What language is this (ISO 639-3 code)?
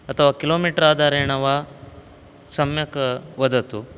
san